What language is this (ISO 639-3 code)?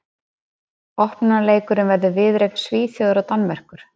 isl